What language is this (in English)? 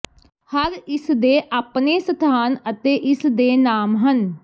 Punjabi